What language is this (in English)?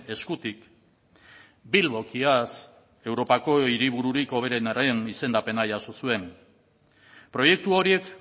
Basque